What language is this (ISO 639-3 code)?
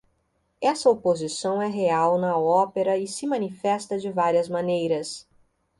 por